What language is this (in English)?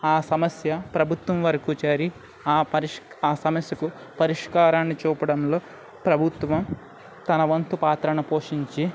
Telugu